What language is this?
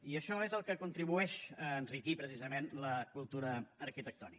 Catalan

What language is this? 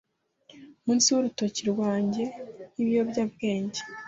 Kinyarwanda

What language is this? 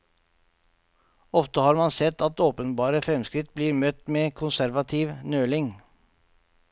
Norwegian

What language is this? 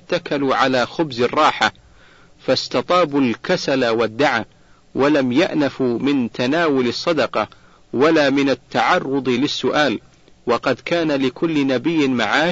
Arabic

